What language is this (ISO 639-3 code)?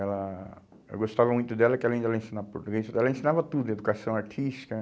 por